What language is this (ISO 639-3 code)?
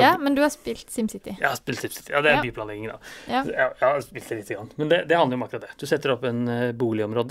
nor